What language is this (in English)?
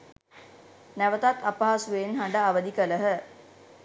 Sinhala